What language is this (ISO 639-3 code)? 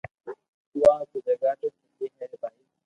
lrk